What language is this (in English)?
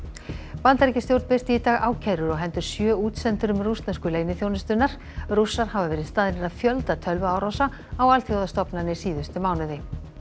Icelandic